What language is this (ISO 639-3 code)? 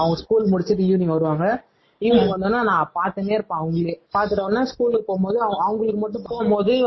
tam